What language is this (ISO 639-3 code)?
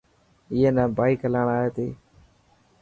mki